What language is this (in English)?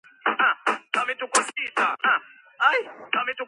Georgian